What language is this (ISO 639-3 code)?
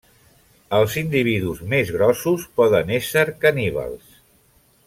cat